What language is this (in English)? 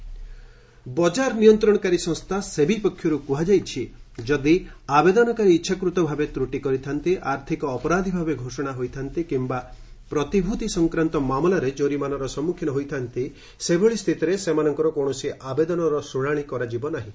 Odia